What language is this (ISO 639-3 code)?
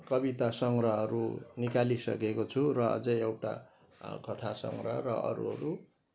nep